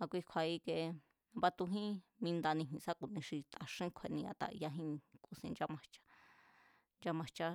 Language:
Mazatlán Mazatec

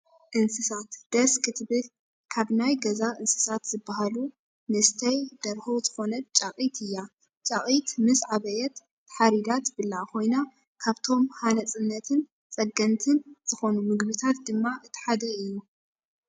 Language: Tigrinya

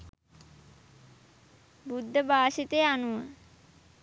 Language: Sinhala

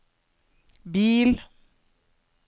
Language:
Norwegian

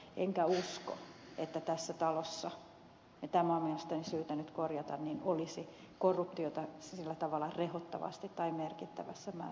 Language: Finnish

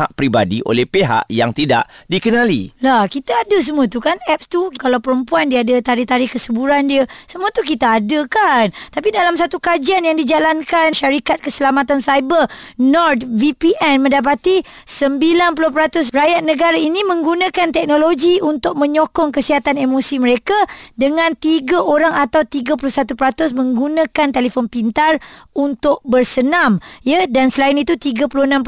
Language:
Malay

